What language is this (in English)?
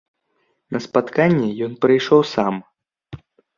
Belarusian